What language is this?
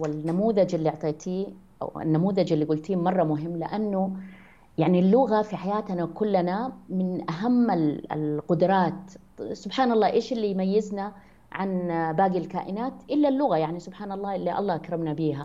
Arabic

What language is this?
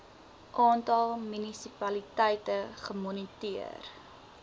Afrikaans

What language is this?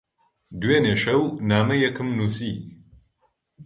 Central Kurdish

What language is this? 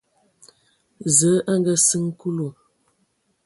Ewondo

